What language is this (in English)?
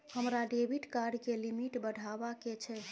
Maithili